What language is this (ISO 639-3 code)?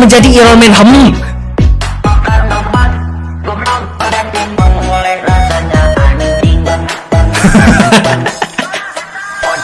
ind